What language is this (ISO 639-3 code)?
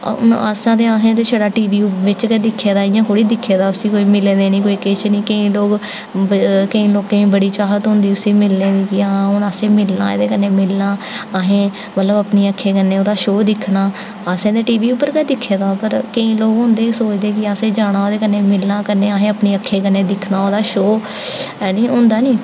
doi